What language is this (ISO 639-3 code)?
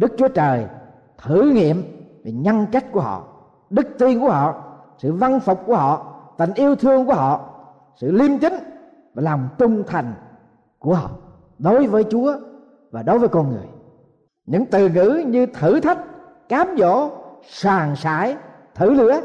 vie